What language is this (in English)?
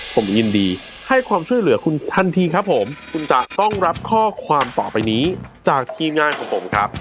Thai